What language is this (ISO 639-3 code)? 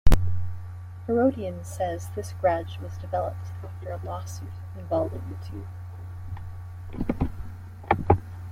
eng